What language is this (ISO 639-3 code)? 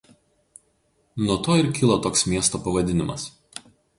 lit